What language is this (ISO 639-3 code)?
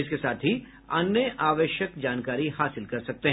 hin